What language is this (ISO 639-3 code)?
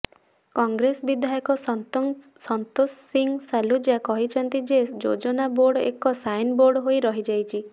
ori